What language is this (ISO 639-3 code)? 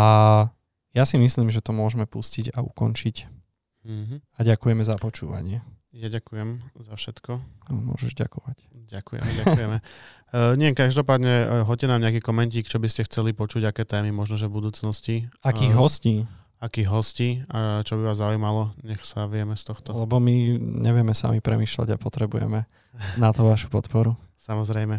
slk